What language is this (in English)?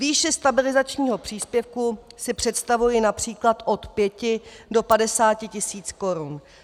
Czech